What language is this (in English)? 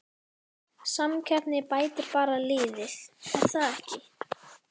Icelandic